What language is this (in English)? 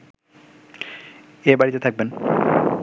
Bangla